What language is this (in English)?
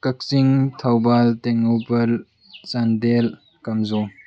Manipuri